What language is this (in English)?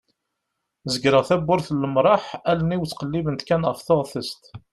Kabyle